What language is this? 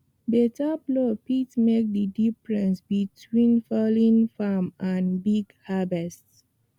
Nigerian Pidgin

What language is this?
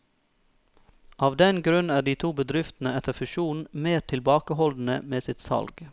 Norwegian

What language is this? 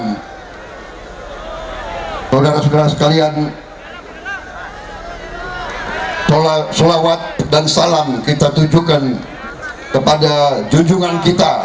Indonesian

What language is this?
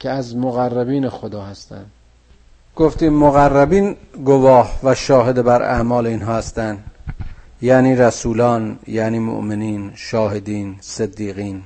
Persian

